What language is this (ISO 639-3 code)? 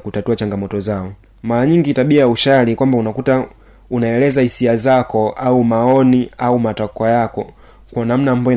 swa